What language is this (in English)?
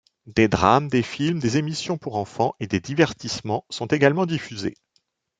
French